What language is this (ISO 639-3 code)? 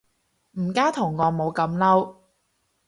yue